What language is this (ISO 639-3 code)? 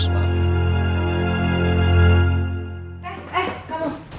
ind